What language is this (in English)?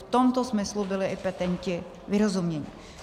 Czech